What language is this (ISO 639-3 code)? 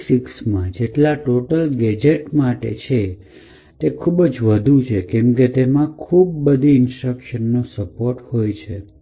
guj